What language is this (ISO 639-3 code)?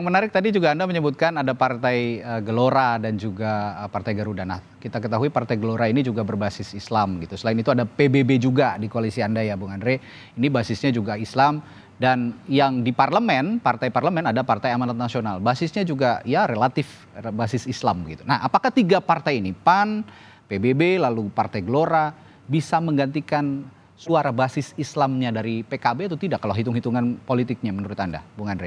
ind